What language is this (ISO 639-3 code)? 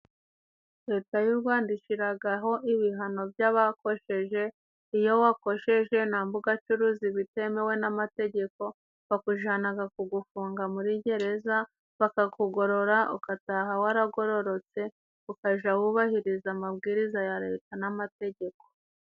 kin